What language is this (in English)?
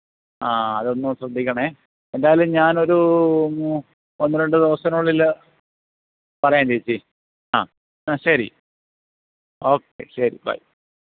Malayalam